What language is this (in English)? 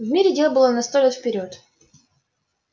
Russian